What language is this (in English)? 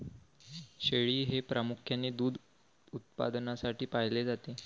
Marathi